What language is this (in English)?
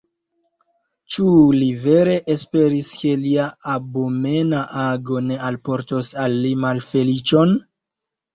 Esperanto